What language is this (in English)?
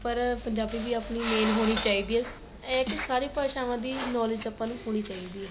Punjabi